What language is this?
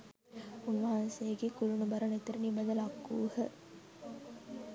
Sinhala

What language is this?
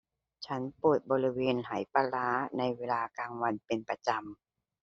Thai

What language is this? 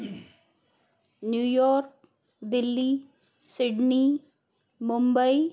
Sindhi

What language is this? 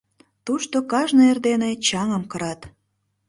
Mari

